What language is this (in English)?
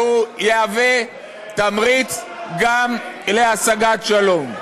Hebrew